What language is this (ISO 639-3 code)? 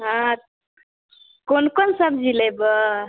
mai